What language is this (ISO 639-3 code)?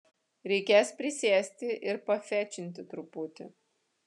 lit